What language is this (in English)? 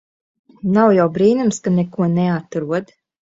Latvian